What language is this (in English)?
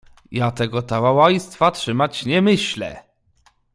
Polish